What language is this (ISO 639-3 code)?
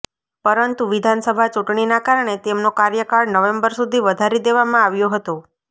guj